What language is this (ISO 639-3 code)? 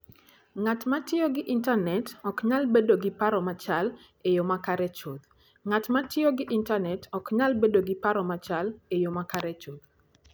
luo